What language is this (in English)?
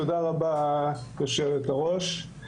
Hebrew